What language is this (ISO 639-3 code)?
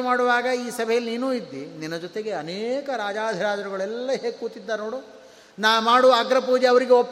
kan